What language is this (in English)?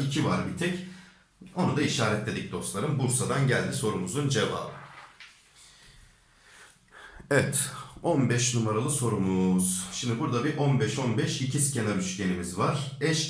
Turkish